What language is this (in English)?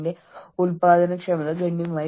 Malayalam